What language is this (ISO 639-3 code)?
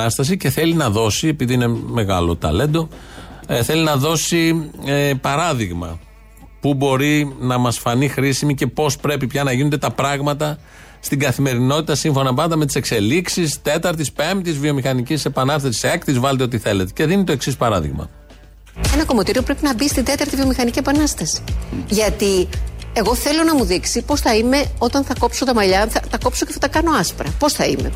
ell